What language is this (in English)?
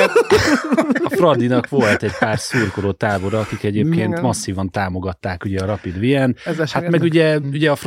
Hungarian